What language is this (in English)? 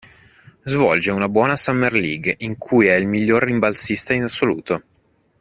Italian